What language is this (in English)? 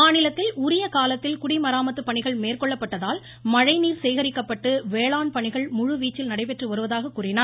Tamil